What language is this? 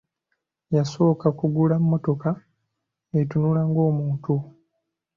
Ganda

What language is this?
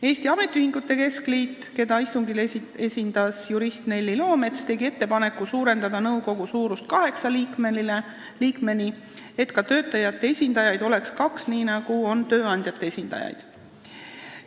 Estonian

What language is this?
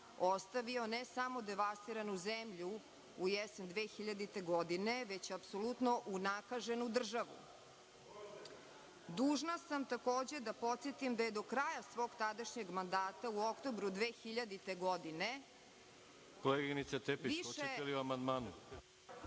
Serbian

